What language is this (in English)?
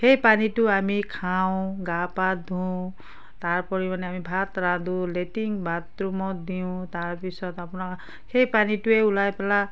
Assamese